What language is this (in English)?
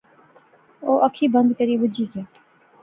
Pahari-Potwari